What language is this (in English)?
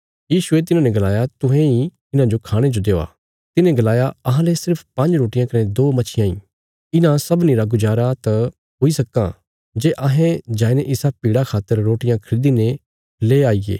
Bilaspuri